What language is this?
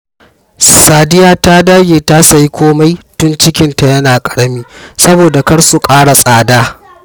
Hausa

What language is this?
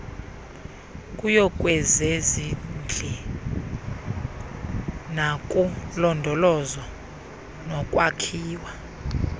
Xhosa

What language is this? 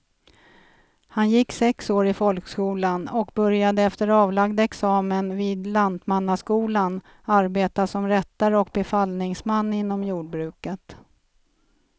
Swedish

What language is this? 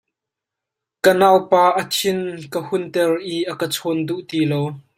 Hakha Chin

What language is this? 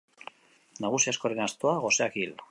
Basque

